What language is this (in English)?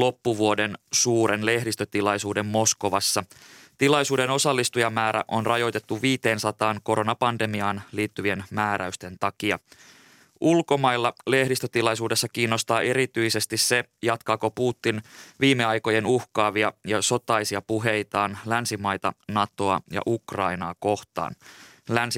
Finnish